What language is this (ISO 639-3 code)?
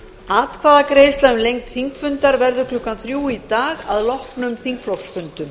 isl